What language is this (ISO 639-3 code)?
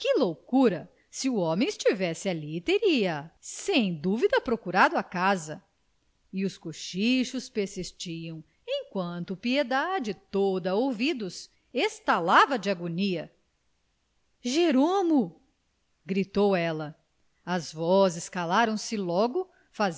por